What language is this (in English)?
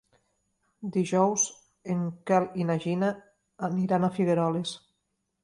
Catalan